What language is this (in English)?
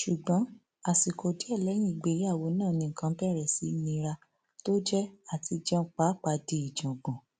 Yoruba